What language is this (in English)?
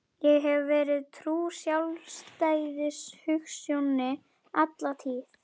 Icelandic